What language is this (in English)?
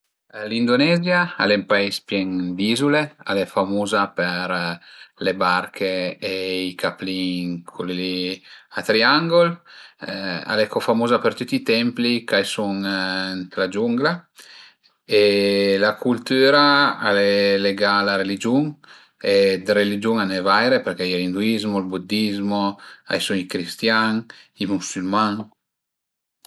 Piedmontese